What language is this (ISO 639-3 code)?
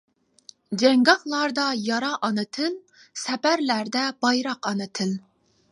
uig